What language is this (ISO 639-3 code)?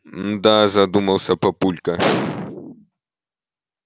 rus